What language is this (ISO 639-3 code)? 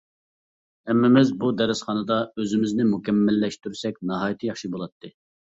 uig